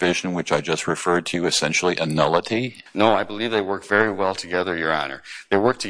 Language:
English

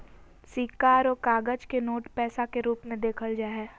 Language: Magahi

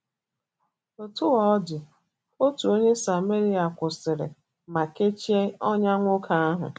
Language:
Igbo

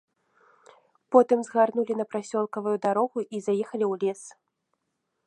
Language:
Belarusian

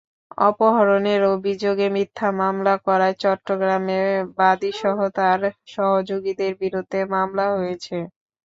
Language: Bangla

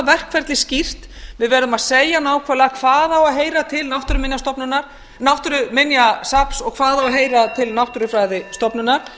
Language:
Icelandic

